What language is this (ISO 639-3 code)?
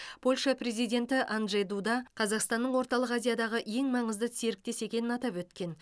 kaz